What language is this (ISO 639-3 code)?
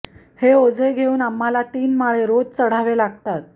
mar